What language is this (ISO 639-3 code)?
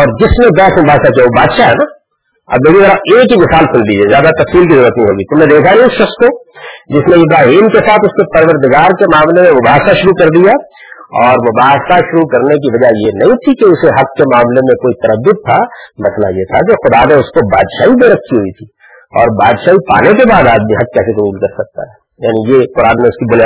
urd